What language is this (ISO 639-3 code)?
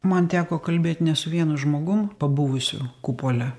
lit